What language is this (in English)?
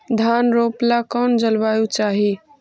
Magahi